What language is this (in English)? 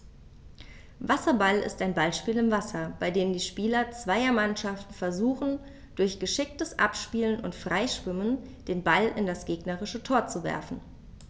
German